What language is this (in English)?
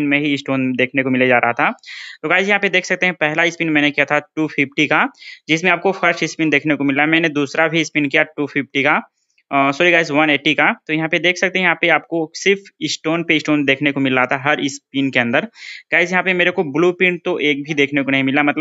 Hindi